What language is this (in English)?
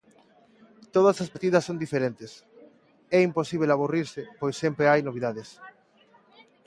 Galician